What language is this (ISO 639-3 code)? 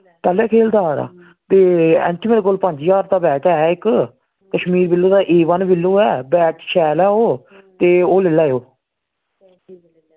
doi